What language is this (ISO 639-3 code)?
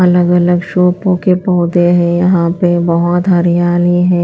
hin